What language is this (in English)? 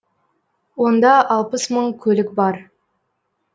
Kazakh